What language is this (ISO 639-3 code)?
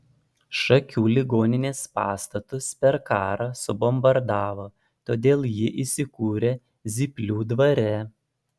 lit